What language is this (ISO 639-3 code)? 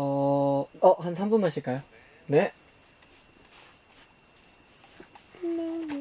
kor